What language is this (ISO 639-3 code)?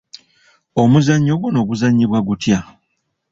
lug